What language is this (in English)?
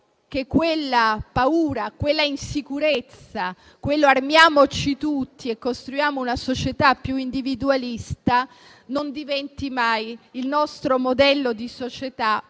Italian